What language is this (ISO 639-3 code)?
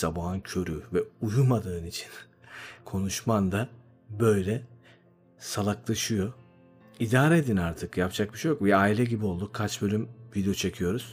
tur